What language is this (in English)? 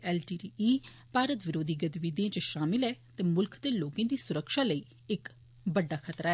Dogri